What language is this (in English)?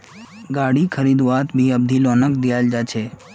Magahi